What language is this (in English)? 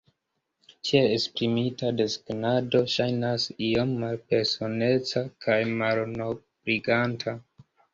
Esperanto